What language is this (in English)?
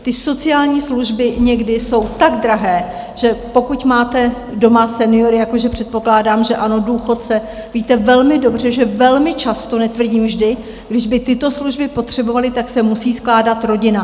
Czech